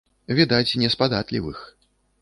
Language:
Belarusian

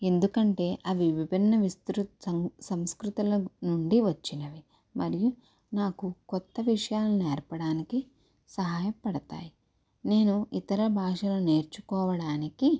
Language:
Telugu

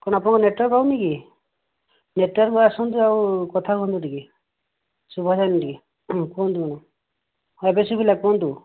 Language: Odia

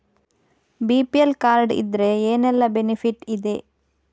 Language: Kannada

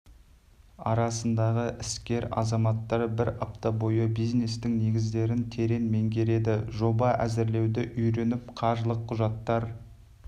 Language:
Kazakh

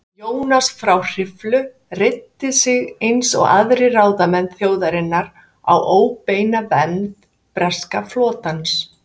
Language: Icelandic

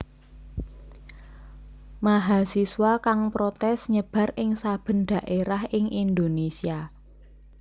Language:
Javanese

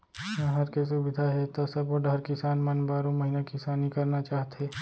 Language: Chhattisgarhi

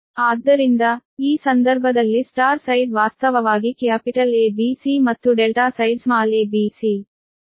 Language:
Kannada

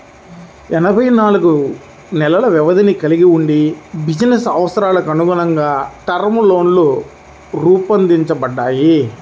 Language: Telugu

